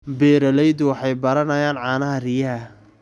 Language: Somali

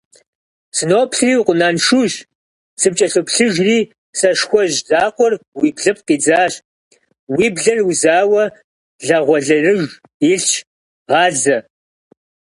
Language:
Kabardian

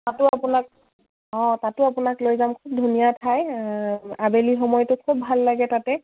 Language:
Assamese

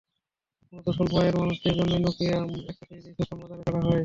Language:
Bangla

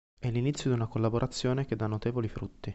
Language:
Italian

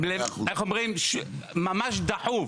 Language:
Hebrew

